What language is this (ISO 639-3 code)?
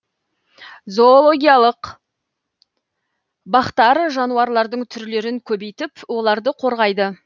kaz